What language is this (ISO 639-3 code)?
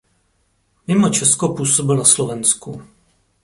ces